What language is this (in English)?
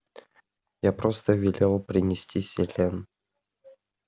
Russian